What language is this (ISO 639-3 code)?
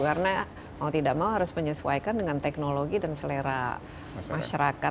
ind